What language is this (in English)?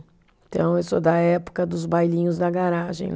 Portuguese